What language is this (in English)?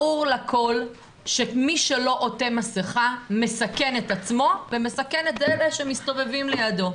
Hebrew